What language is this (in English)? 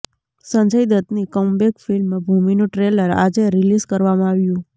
Gujarati